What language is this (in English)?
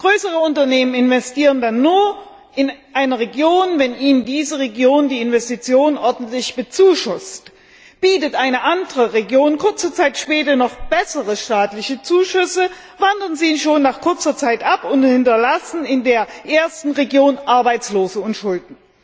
German